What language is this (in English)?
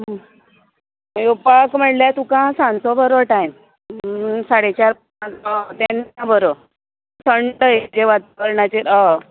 Konkani